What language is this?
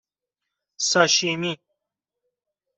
Persian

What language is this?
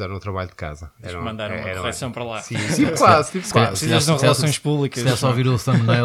Portuguese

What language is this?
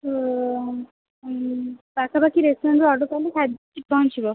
Odia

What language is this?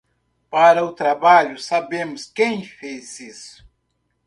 Portuguese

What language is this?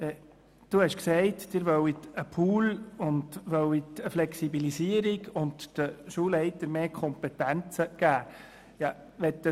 Swiss German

